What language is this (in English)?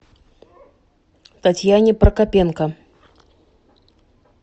Russian